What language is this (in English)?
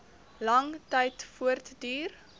Afrikaans